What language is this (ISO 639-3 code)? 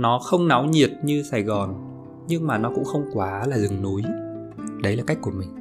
vie